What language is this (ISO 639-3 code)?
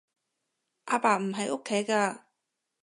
yue